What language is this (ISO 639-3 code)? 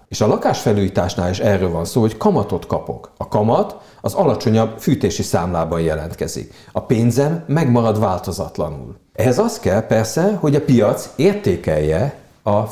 hun